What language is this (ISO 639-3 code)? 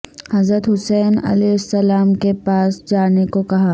urd